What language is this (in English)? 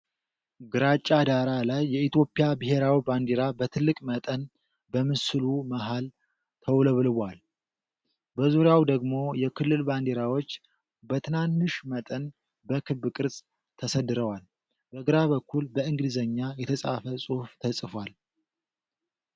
Amharic